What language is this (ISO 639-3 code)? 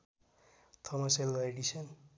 nep